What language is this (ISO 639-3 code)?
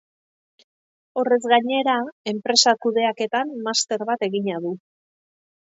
eus